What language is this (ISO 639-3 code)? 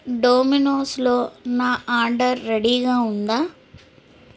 tel